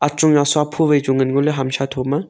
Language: Wancho Naga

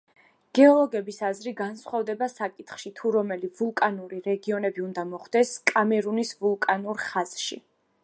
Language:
Georgian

